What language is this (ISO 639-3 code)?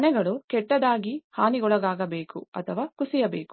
kan